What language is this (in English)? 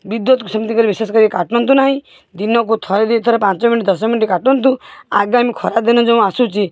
Odia